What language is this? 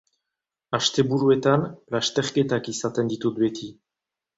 Basque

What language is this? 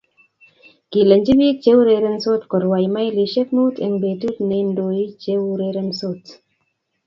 Kalenjin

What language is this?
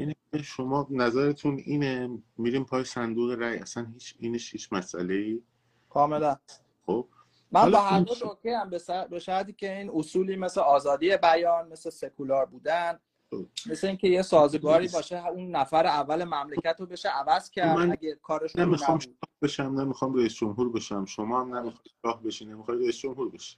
Persian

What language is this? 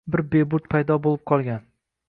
Uzbek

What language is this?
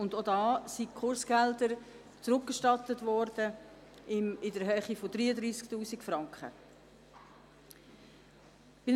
Swiss German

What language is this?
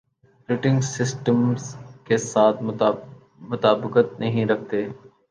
Urdu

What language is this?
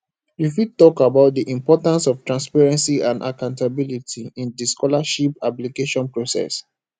Nigerian Pidgin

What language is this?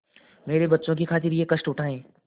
Hindi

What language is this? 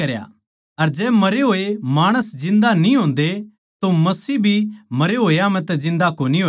Haryanvi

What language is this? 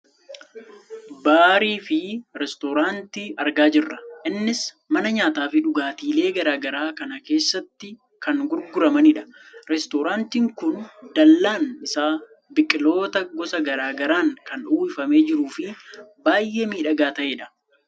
Oromo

